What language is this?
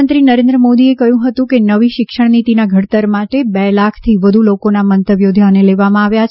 Gujarati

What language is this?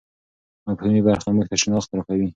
Pashto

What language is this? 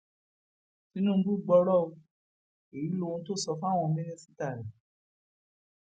Yoruba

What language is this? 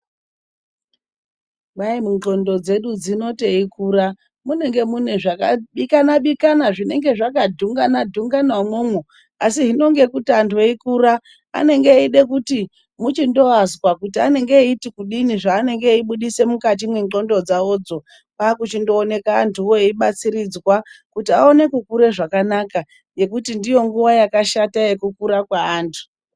Ndau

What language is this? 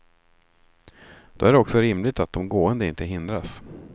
Swedish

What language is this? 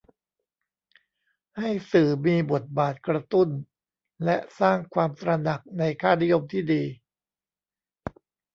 Thai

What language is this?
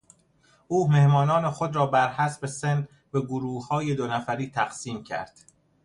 Persian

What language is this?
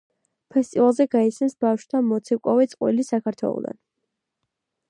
Georgian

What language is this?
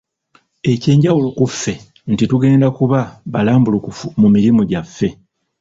Ganda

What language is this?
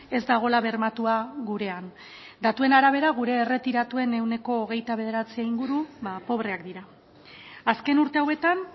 Basque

